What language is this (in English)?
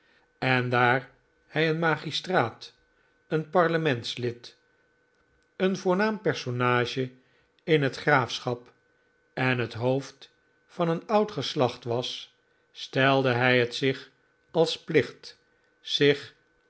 Dutch